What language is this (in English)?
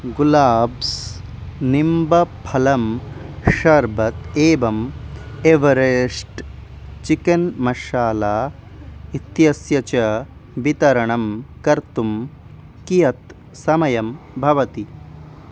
Sanskrit